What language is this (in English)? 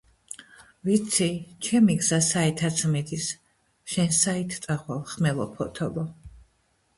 Georgian